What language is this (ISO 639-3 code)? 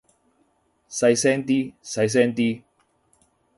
yue